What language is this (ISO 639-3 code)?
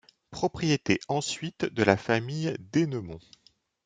fra